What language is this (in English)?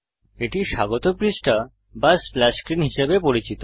Bangla